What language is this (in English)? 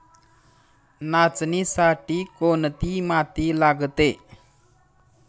Marathi